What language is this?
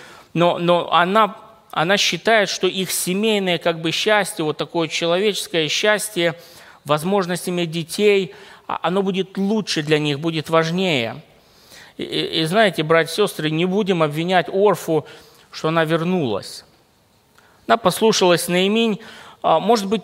Russian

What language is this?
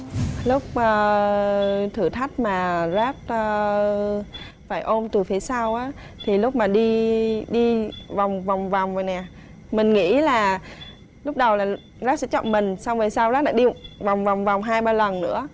Vietnamese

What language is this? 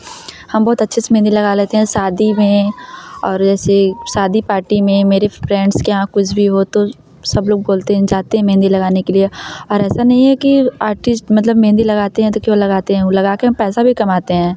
Hindi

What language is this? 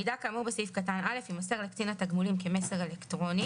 Hebrew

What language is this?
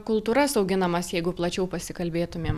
Lithuanian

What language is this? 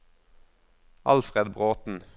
Norwegian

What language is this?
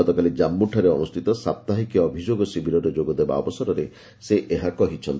Odia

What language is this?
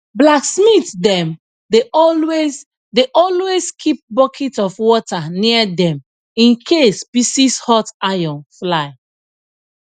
Nigerian Pidgin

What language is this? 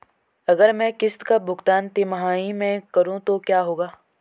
Hindi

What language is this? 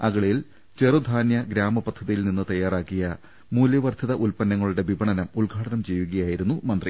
Malayalam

